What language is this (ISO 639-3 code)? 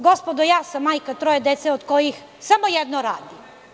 srp